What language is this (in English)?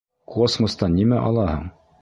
Bashkir